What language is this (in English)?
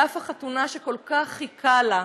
Hebrew